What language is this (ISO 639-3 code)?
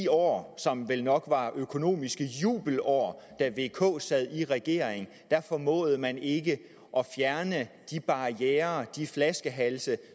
dan